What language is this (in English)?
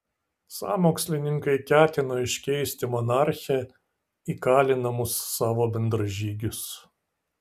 Lithuanian